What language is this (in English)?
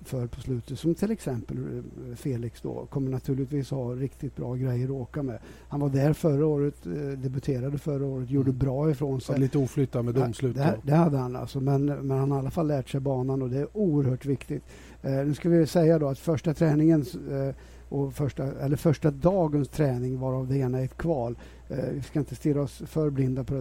Swedish